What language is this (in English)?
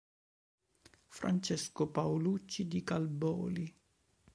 Italian